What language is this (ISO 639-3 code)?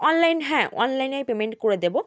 ben